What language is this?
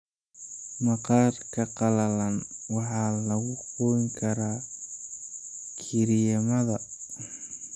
Somali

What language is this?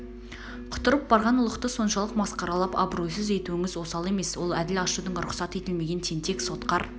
Kazakh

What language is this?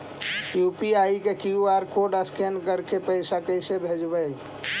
Magahi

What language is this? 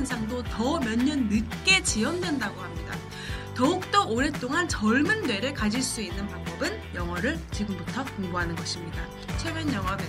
Korean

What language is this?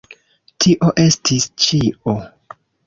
Esperanto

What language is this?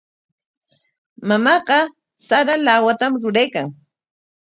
Corongo Ancash Quechua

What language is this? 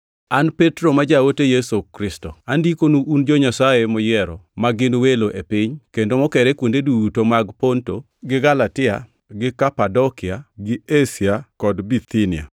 Luo (Kenya and Tanzania)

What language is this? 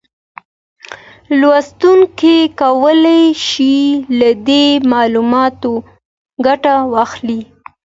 Pashto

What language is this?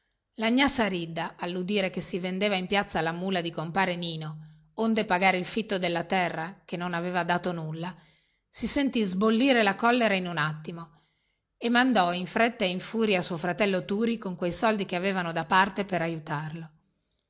Italian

